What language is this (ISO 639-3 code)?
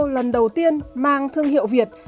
vie